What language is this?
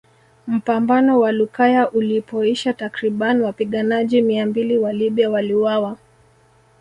Swahili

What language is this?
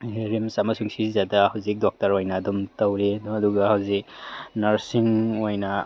Manipuri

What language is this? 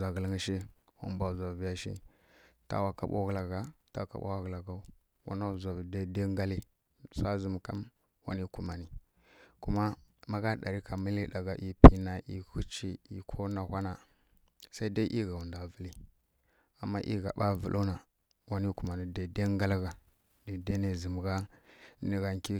Kirya-Konzəl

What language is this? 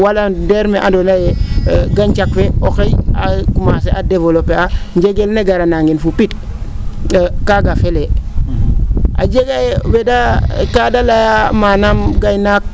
Serer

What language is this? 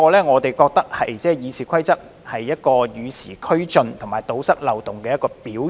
Cantonese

